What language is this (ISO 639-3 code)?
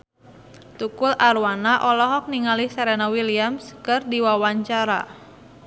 sun